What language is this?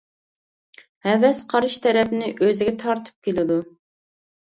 Uyghur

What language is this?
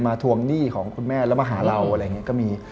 Thai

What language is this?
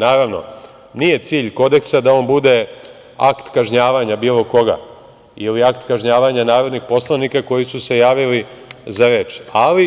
Serbian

